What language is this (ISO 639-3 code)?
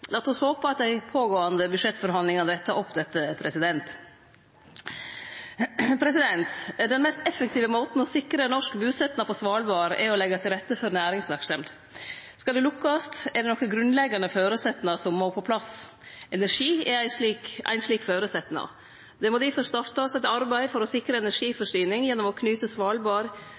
nno